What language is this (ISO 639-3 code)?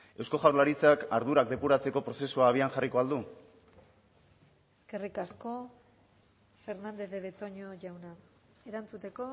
eus